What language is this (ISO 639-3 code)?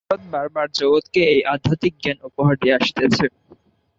ben